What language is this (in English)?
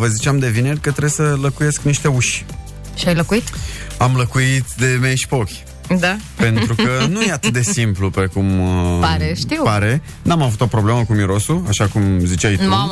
Romanian